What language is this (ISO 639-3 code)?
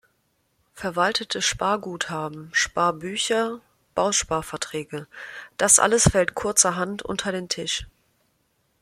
deu